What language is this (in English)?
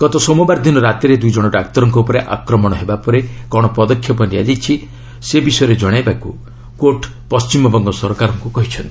Odia